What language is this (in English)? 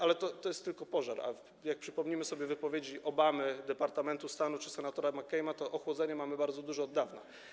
Polish